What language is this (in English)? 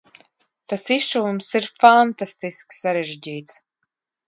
Latvian